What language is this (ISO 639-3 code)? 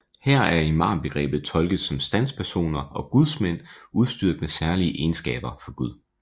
dan